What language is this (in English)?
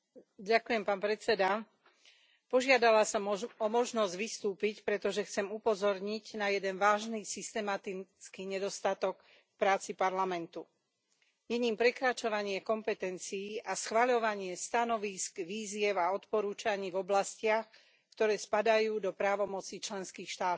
Slovak